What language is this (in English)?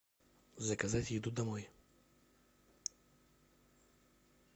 Russian